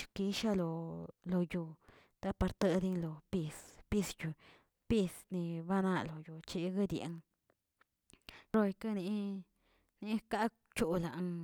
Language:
Tilquiapan Zapotec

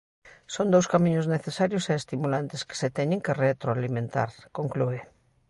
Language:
Galician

